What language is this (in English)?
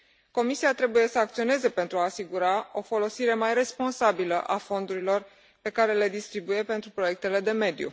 Romanian